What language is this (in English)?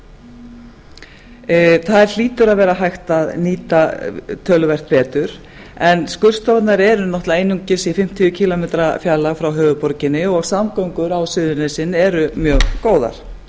Icelandic